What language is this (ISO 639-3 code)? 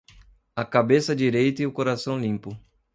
por